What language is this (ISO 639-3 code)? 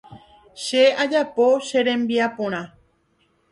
grn